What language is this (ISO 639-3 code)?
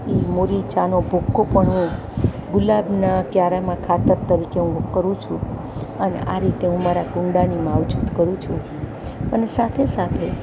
guj